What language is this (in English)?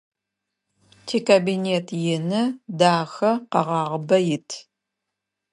Adyghe